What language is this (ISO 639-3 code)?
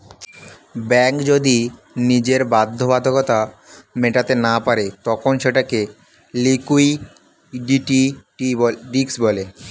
ben